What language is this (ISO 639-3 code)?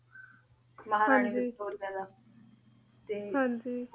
pan